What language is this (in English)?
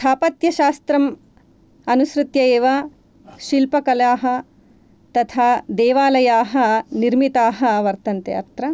Sanskrit